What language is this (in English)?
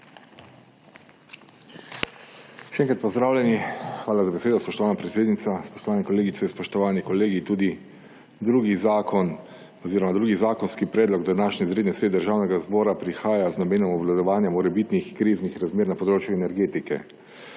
Slovenian